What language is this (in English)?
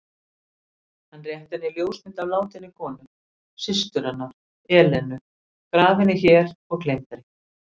Icelandic